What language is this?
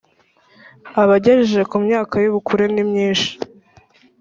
Kinyarwanda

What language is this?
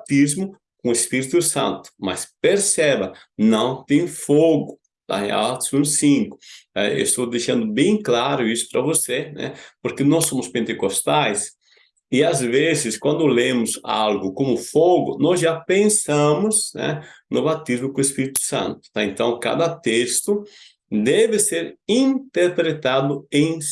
Portuguese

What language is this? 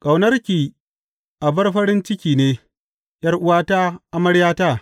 Hausa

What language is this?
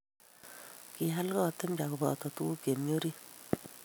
Kalenjin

